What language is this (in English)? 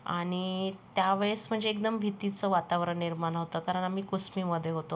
Marathi